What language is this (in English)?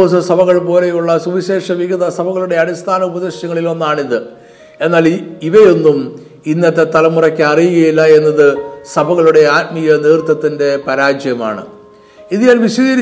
Malayalam